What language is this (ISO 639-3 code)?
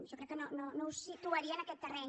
cat